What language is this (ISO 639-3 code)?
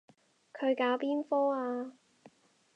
yue